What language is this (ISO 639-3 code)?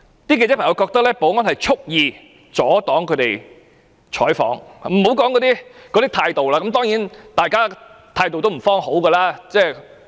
yue